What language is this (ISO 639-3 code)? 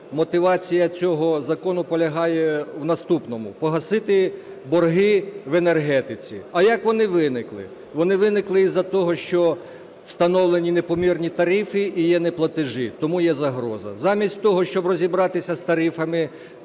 ukr